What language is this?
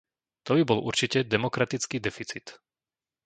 Slovak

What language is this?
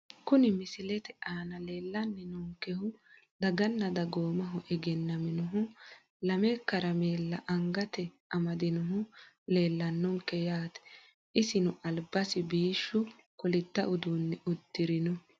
Sidamo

